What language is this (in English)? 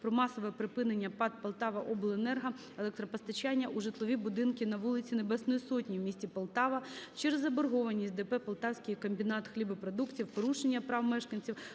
Ukrainian